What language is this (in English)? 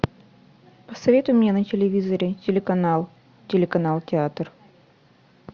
Russian